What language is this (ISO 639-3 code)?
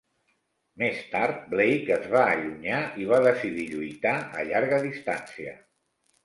cat